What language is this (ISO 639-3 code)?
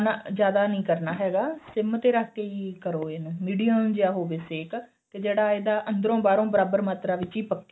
pan